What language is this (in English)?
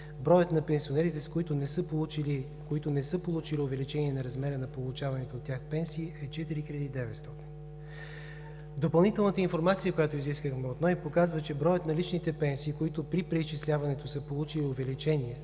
Bulgarian